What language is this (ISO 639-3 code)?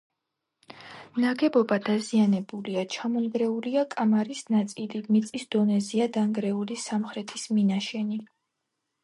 kat